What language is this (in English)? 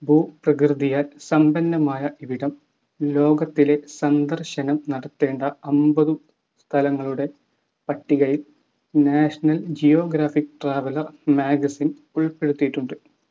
Malayalam